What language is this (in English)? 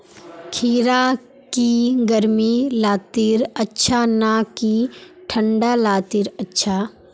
Magahi